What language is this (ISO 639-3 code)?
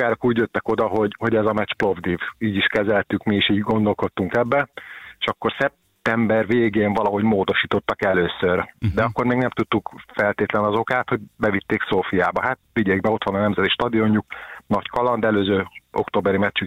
hun